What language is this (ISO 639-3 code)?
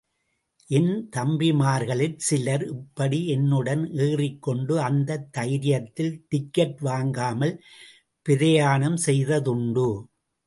tam